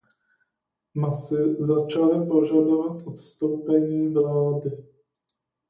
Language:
Czech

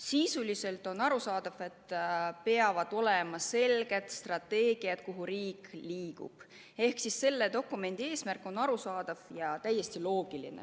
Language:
Estonian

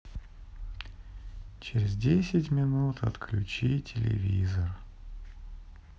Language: Russian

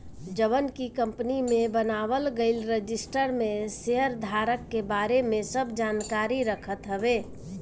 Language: Bhojpuri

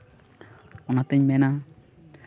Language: Santali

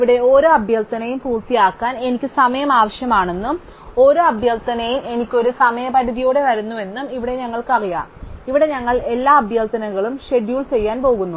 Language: Malayalam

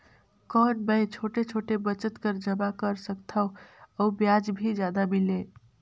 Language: Chhattisgarhi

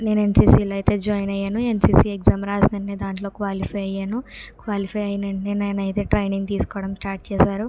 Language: Telugu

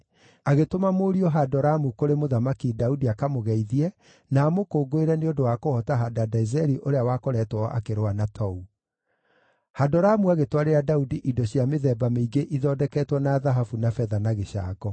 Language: Kikuyu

